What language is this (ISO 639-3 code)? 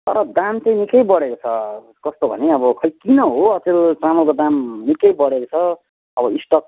nep